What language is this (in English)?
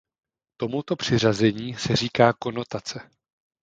Czech